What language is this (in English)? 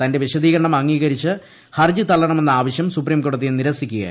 Malayalam